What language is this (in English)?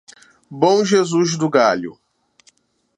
Portuguese